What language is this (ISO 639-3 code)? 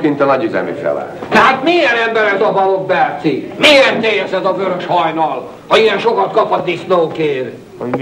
hun